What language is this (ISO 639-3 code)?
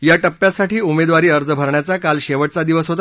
mar